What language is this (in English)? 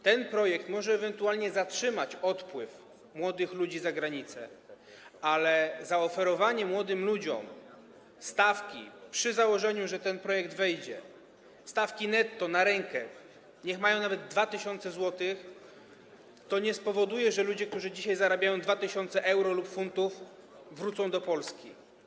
Polish